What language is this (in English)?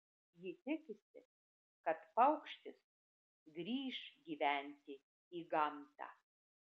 Lithuanian